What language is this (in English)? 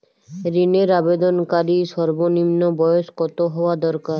Bangla